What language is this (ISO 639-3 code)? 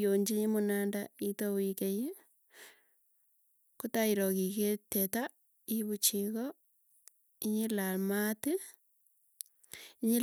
tuy